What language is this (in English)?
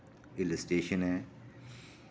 Dogri